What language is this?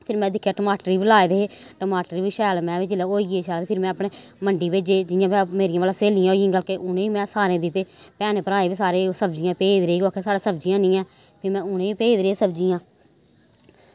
Dogri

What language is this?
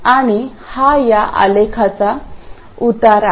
Marathi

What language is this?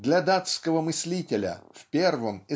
Russian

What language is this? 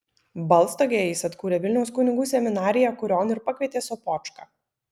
Lithuanian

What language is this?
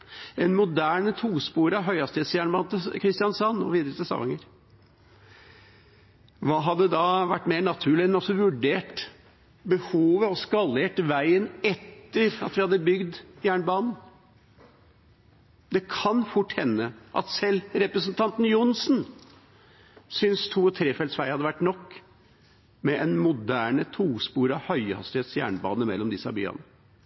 Norwegian Bokmål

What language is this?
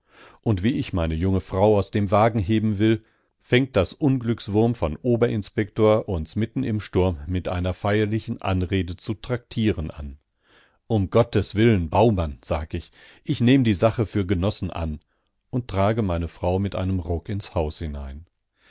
German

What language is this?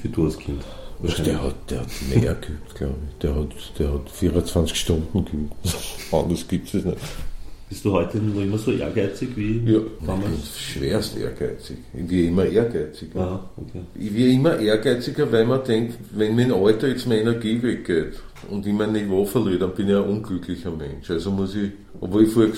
German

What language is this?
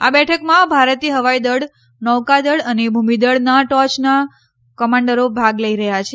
Gujarati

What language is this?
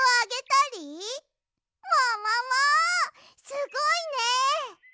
Japanese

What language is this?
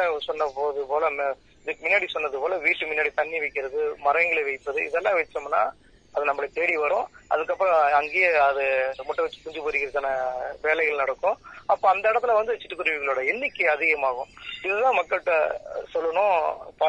Tamil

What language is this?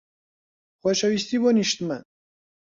Central Kurdish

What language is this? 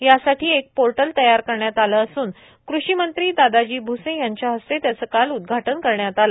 Marathi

